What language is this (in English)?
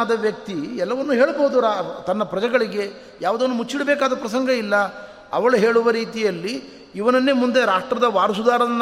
Kannada